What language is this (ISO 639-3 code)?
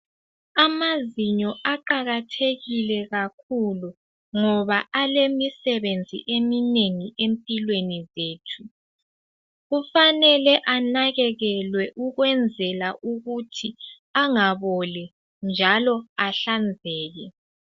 nde